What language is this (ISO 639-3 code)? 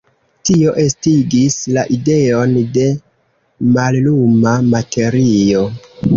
epo